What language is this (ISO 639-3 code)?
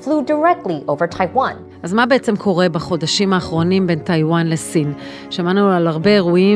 heb